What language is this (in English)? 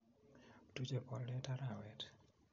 Kalenjin